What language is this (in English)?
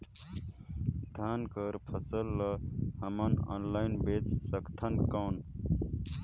Chhattisgarhi